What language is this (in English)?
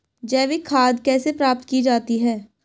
Hindi